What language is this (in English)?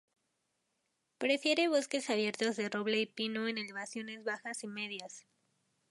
Spanish